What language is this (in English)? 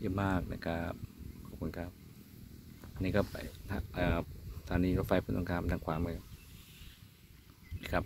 Thai